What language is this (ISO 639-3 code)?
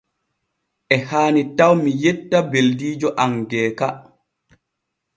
fue